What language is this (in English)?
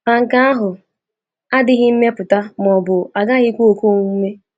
Igbo